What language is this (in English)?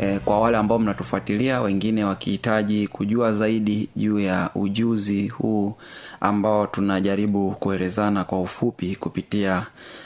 Swahili